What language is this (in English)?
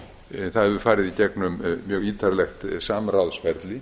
Icelandic